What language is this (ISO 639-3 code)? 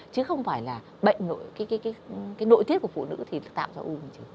vie